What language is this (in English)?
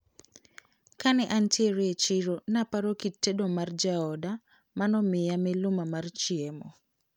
Luo (Kenya and Tanzania)